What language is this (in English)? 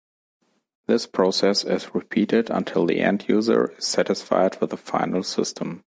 English